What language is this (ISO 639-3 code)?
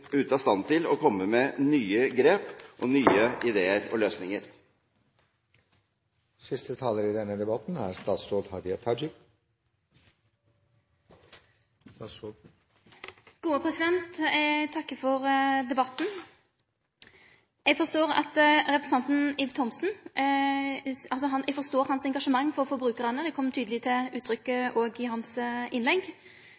nor